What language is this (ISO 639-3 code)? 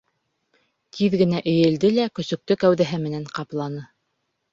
bak